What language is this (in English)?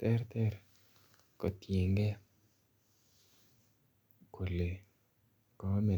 Kalenjin